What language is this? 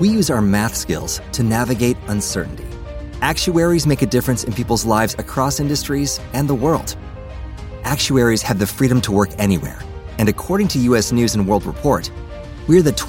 Portuguese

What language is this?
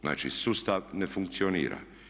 Croatian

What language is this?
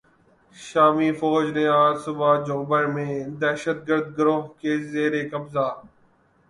Urdu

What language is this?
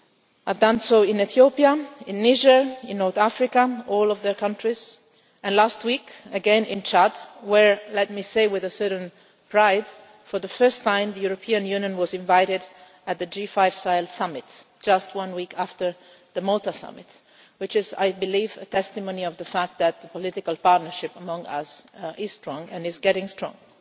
English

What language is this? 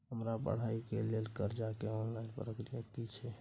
Maithili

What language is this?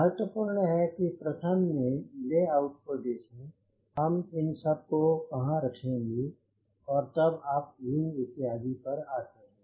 Hindi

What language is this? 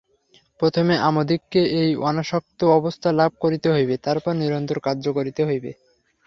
Bangla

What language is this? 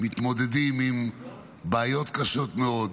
Hebrew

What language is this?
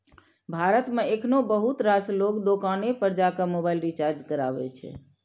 Maithili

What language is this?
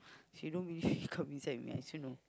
English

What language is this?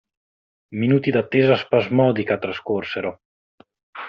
Italian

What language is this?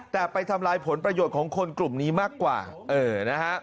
Thai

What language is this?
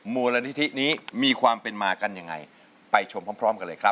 Thai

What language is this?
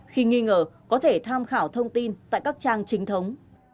Vietnamese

